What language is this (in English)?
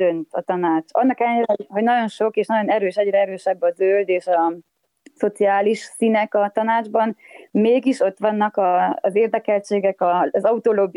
Hungarian